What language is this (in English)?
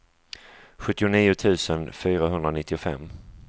Swedish